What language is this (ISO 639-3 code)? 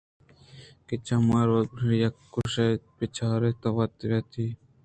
bgp